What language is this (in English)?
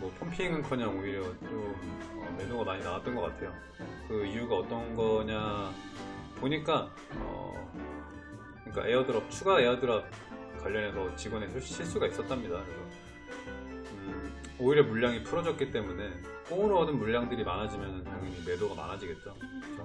Korean